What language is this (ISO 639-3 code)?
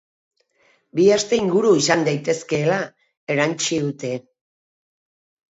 eus